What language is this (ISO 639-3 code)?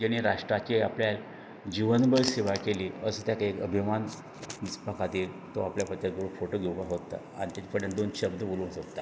kok